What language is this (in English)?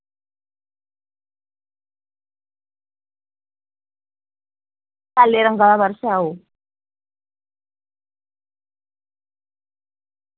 Dogri